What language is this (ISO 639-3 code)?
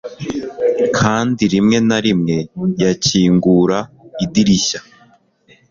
kin